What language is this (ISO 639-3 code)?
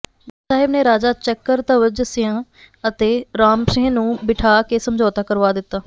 pan